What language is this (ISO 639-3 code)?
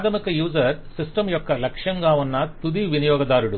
tel